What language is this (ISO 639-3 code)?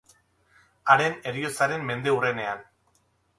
eus